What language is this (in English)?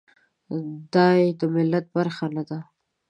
Pashto